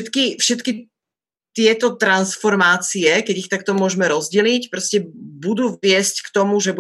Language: Slovak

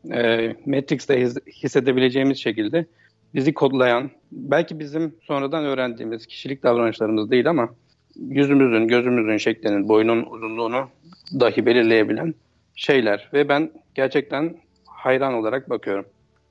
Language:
Turkish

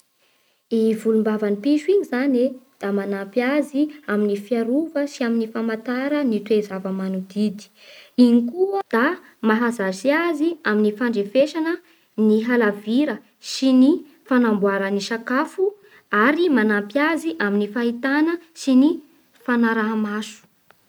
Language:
Bara Malagasy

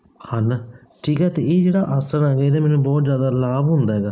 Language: Punjabi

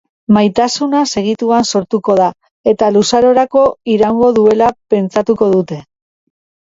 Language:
Basque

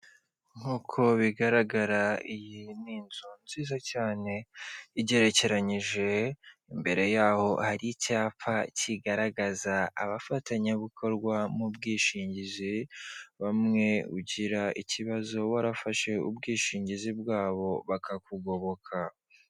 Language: Kinyarwanda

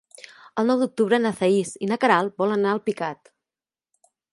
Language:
Catalan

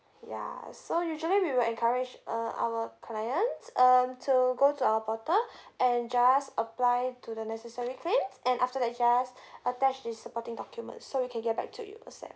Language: English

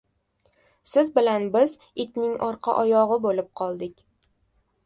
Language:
Uzbek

